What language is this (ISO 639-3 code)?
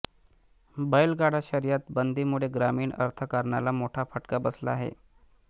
mar